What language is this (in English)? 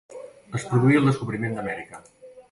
Catalan